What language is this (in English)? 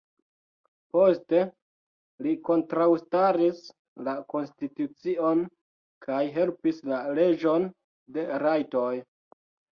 Esperanto